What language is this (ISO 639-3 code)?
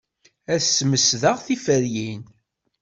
kab